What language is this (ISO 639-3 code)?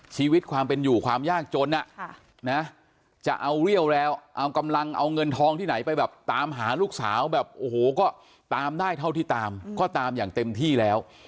tha